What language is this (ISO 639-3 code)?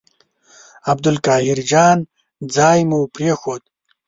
pus